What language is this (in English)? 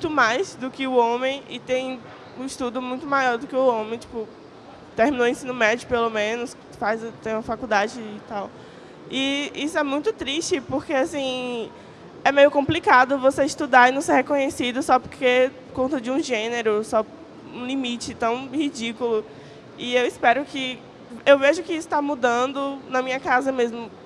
Portuguese